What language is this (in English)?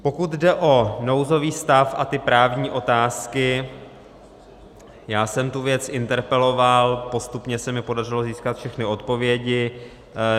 Czech